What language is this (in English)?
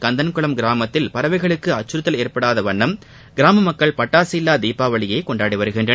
Tamil